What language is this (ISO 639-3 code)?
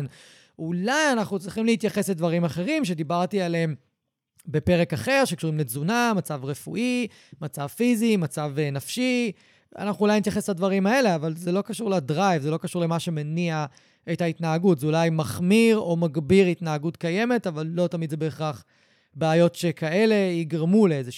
heb